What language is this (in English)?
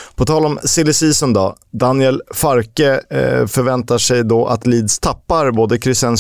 Swedish